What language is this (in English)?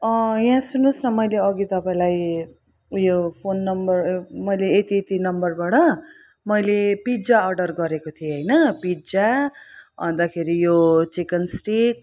Nepali